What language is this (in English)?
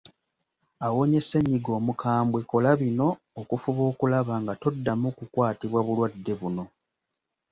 Ganda